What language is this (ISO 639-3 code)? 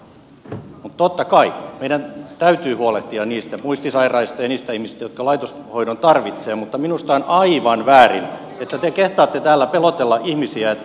fin